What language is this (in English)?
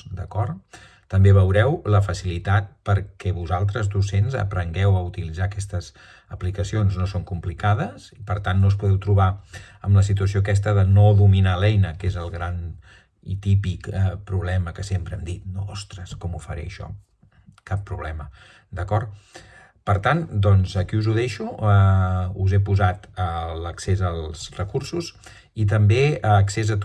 Catalan